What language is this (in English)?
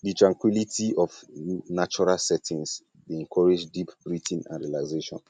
Nigerian Pidgin